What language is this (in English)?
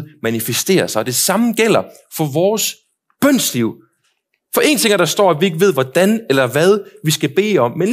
Danish